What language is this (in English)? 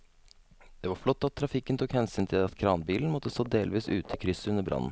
Norwegian